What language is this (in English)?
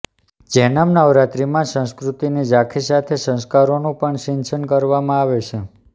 Gujarati